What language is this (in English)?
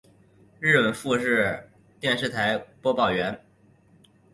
Chinese